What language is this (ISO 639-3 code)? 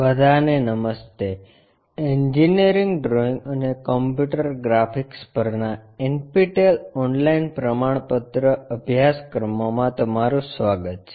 guj